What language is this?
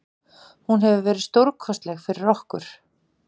Icelandic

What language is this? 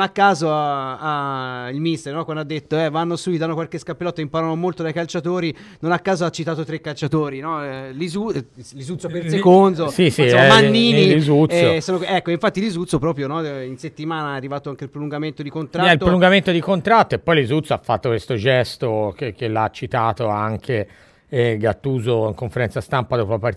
Italian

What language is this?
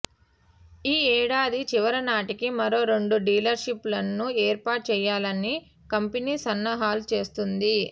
Telugu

